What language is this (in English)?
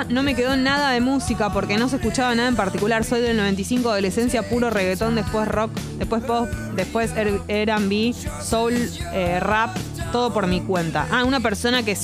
Spanish